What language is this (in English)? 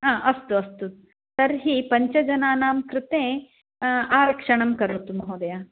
Sanskrit